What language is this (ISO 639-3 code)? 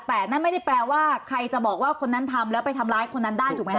tha